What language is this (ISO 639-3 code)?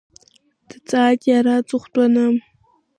abk